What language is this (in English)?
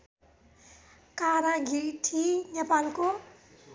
Nepali